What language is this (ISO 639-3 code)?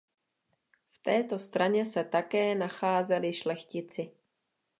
ces